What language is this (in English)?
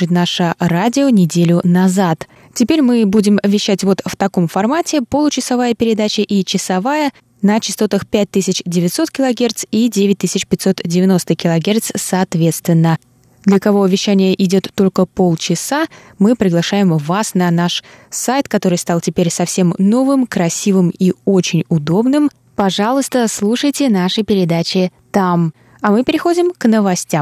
Russian